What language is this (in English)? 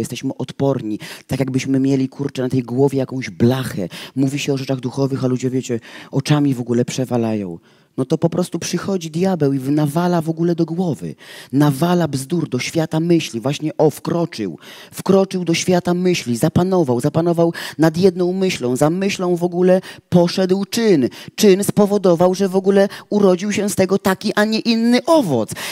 Polish